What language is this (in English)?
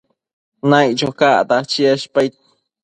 Matsés